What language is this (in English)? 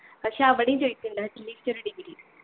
Malayalam